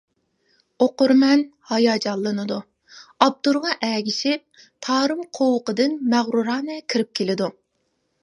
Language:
Uyghur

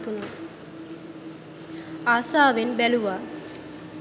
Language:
Sinhala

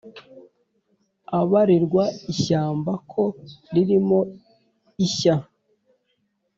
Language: Kinyarwanda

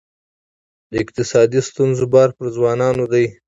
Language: Pashto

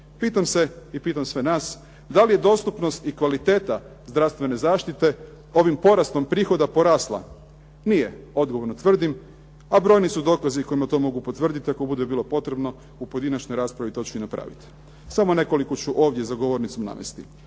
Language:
Croatian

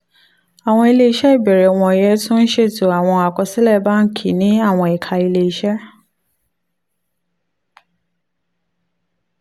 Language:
Yoruba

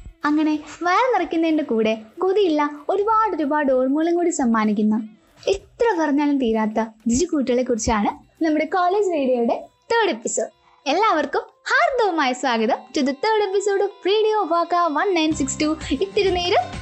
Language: Malayalam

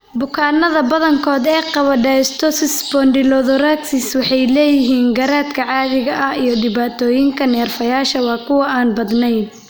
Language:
Somali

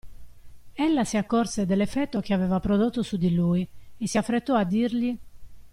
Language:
Italian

